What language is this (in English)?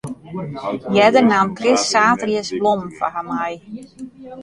Western Frisian